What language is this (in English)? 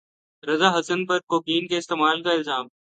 Urdu